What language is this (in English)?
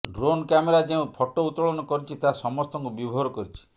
Odia